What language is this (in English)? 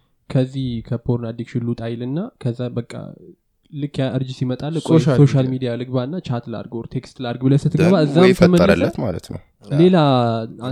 Amharic